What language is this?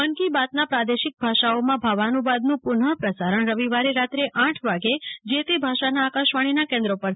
Gujarati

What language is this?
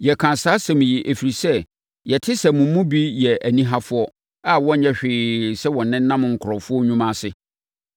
Akan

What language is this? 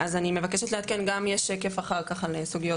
Hebrew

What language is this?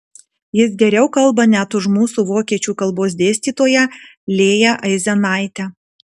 Lithuanian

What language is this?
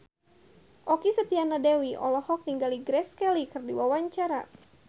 Sundanese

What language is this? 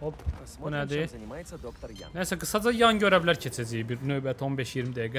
Turkish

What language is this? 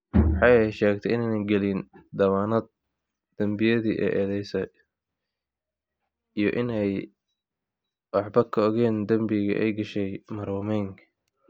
Somali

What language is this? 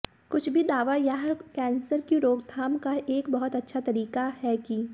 Hindi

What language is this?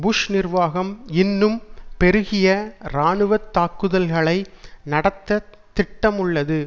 Tamil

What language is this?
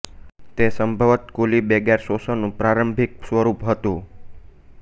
Gujarati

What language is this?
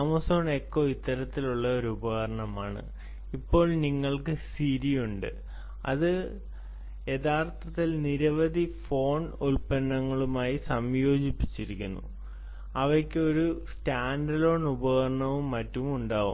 Malayalam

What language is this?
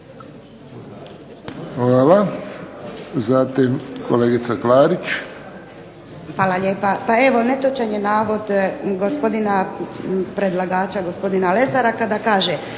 Croatian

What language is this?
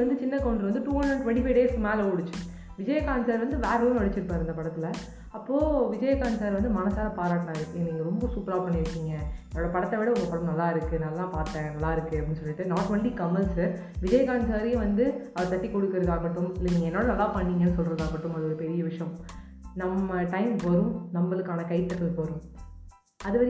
Tamil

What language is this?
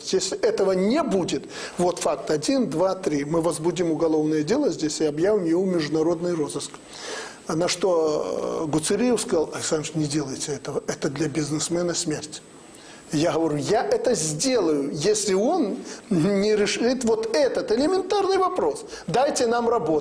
Russian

